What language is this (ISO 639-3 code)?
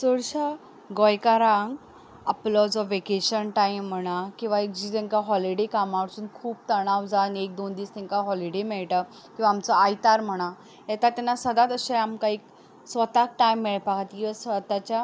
kok